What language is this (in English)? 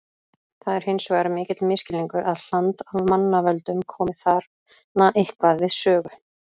Icelandic